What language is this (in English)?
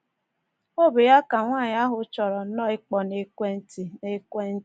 Igbo